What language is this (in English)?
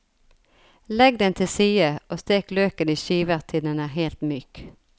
Norwegian